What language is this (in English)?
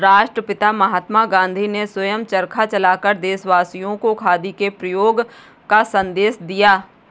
Hindi